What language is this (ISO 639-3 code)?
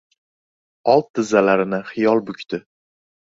uzb